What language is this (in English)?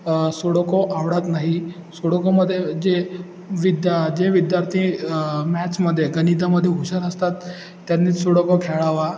Marathi